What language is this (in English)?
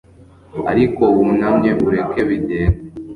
Kinyarwanda